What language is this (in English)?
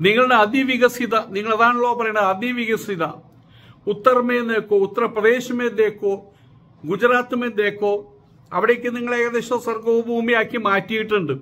Malayalam